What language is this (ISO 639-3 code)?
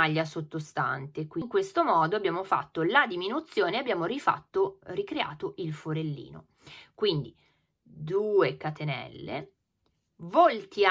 ita